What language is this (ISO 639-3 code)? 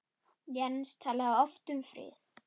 isl